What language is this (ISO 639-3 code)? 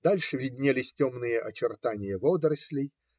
rus